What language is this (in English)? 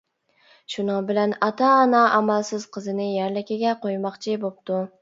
Uyghur